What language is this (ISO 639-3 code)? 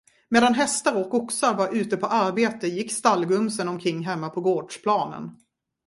swe